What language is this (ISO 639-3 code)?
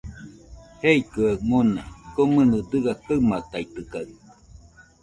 hux